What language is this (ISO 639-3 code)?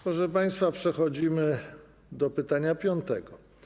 pol